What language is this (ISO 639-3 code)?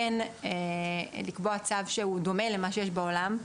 heb